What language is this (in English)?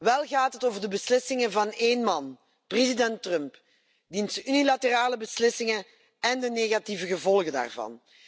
Dutch